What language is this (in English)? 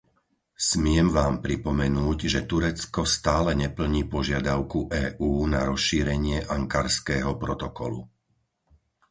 Slovak